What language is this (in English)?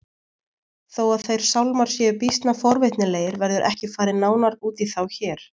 Icelandic